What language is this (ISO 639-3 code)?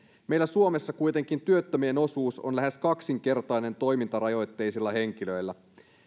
fin